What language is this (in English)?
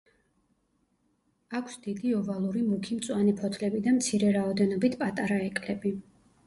Georgian